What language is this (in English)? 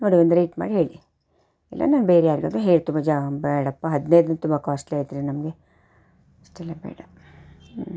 Kannada